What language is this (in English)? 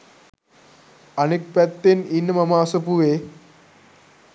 Sinhala